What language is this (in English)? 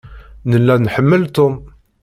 Kabyle